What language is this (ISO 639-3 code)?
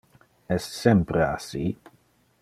ina